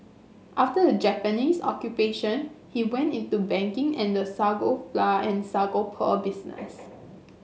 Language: English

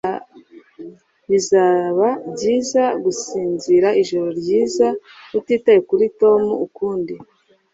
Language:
Kinyarwanda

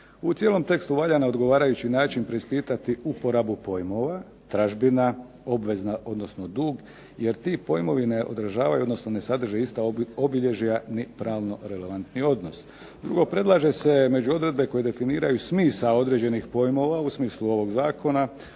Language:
Croatian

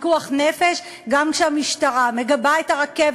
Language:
Hebrew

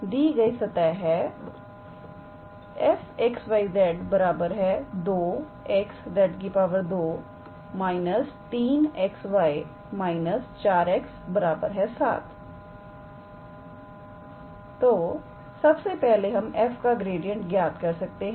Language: Hindi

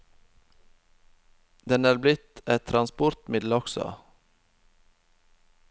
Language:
Norwegian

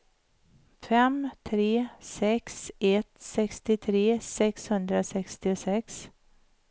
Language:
Swedish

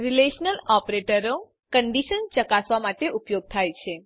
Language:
Gujarati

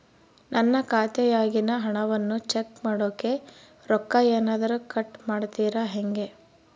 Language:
Kannada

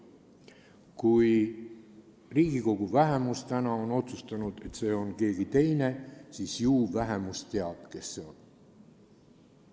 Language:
Estonian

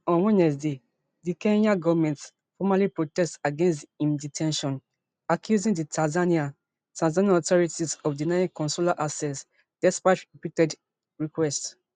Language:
Nigerian Pidgin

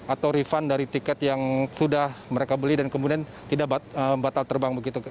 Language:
Indonesian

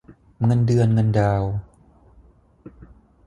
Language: Thai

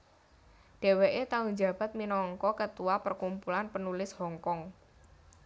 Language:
Javanese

